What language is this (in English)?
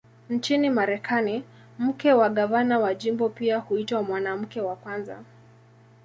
Swahili